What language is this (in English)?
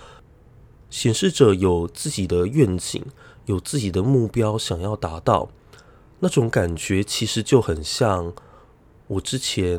Chinese